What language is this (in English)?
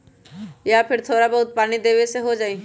Magahi